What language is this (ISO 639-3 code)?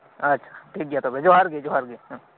sat